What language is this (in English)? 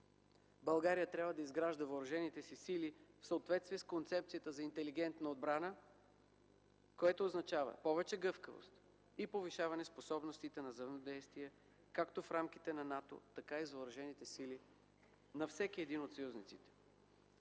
Bulgarian